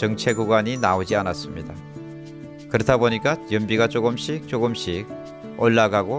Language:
Korean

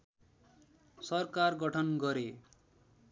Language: Nepali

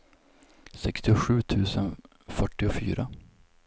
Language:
Swedish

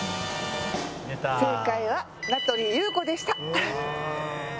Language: Japanese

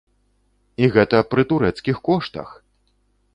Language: Belarusian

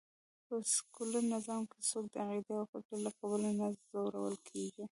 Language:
Pashto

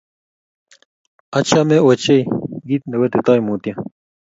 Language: Kalenjin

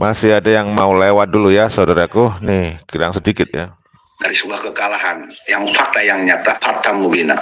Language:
Indonesian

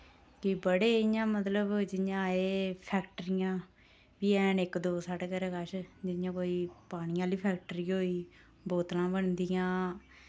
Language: Dogri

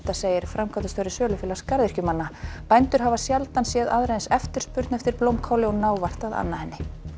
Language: Icelandic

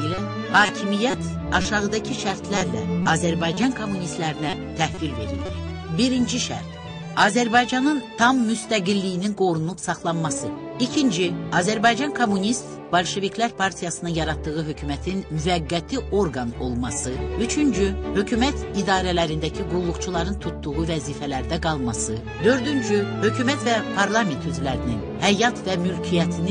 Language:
Turkish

